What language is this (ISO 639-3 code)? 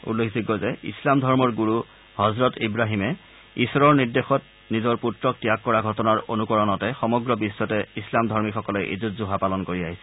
asm